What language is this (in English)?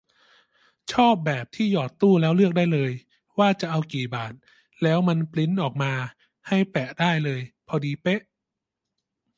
Thai